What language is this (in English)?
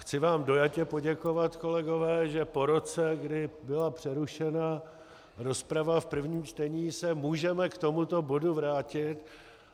Czech